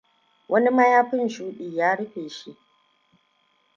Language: Hausa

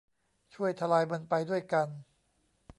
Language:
Thai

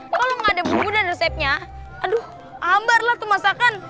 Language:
Indonesian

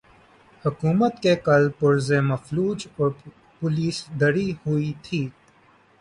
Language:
Urdu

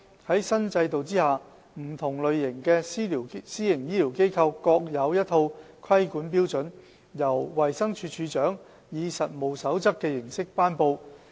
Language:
Cantonese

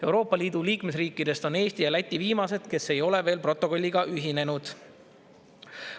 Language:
Estonian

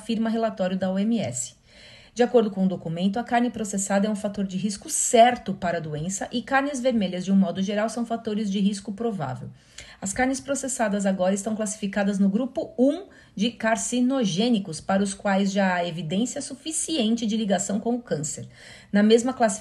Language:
Portuguese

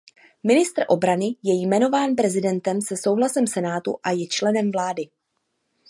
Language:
Czech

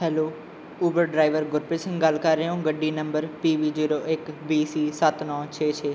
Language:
Punjabi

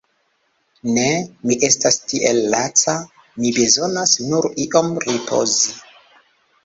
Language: Esperanto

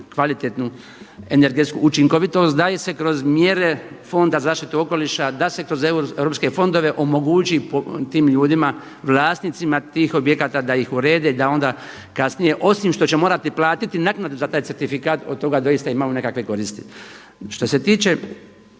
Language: Croatian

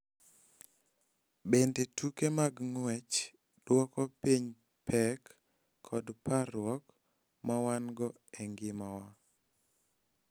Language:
Luo (Kenya and Tanzania)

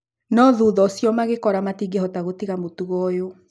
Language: Kikuyu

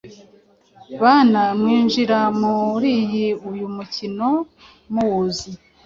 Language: Kinyarwanda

